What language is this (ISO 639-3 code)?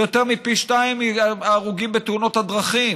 heb